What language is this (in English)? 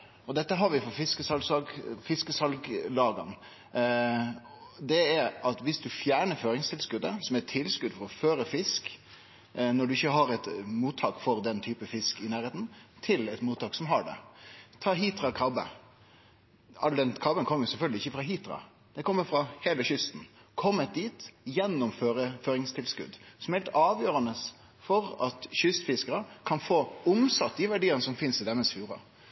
Norwegian Nynorsk